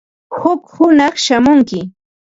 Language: Ambo-Pasco Quechua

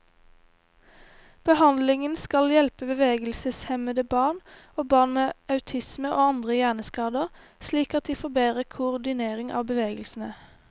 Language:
Norwegian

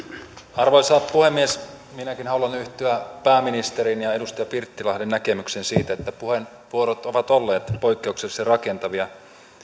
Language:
Finnish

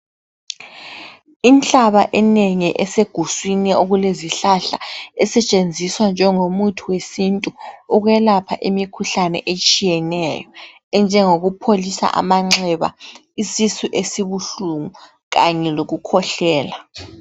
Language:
North Ndebele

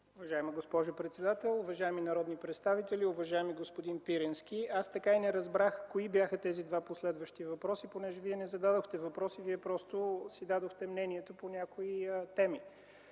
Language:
Bulgarian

